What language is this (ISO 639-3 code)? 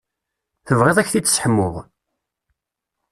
kab